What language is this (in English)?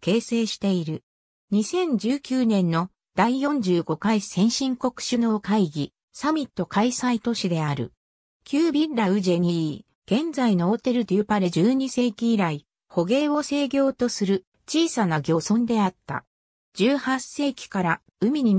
Japanese